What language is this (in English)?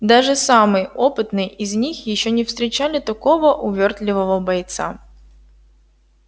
Russian